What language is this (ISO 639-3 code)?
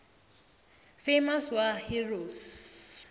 nbl